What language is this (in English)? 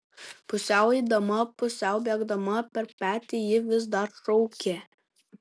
Lithuanian